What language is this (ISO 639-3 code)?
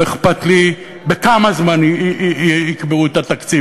heb